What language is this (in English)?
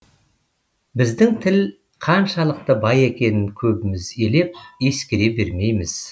Kazakh